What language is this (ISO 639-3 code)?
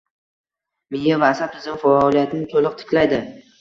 uzb